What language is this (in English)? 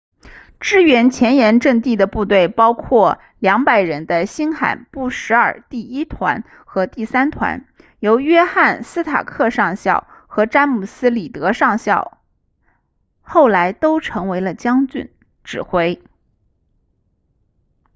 Chinese